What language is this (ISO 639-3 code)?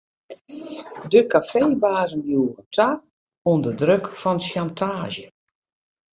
fry